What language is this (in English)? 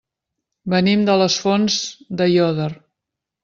Catalan